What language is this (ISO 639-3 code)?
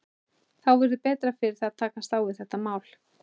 isl